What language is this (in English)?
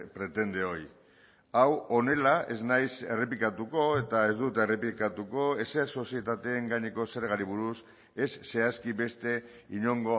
Basque